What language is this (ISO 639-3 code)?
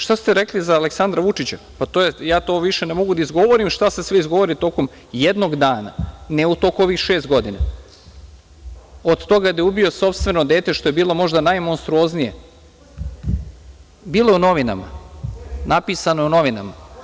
srp